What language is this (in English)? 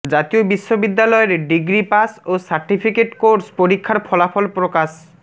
Bangla